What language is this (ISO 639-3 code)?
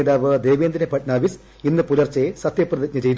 mal